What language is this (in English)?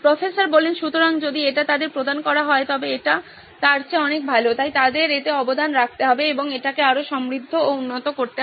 Bangla